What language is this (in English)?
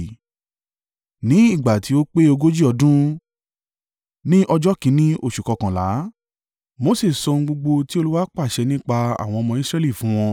Yoruba